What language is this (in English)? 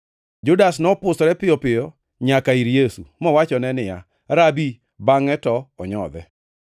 Luo (Kenya and Tanzania)